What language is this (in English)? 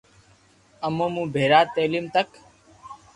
Loarki